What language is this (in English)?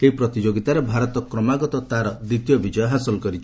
Odia